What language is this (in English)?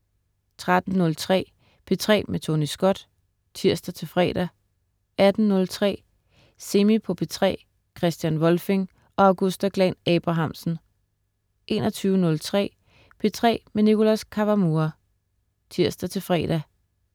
Danish